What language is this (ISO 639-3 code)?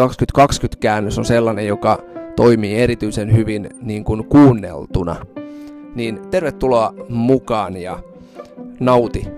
fin